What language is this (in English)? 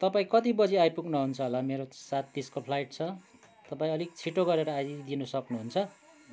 Nepali